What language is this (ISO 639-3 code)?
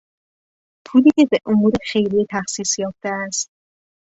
fas